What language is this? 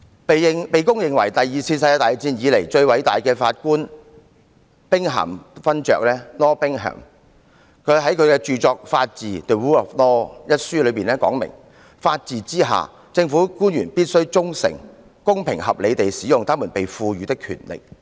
Cantonese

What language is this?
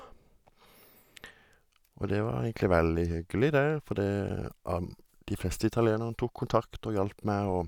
Norwegian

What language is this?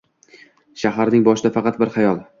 Uzbek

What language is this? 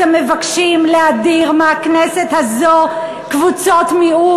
Hebrew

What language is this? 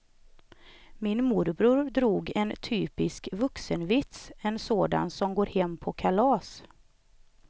Swedish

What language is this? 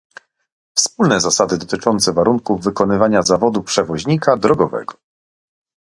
Polish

